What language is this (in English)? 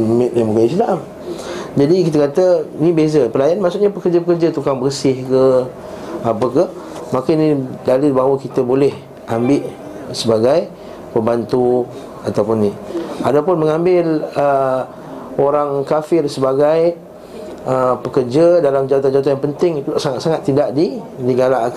Malay